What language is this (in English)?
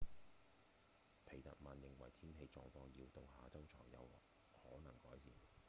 Cantonese